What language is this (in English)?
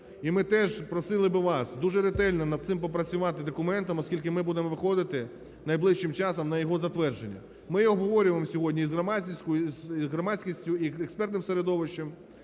Ukrainian